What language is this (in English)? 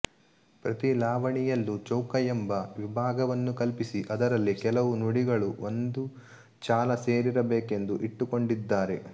Kannada